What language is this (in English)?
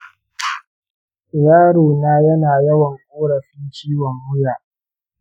Hausa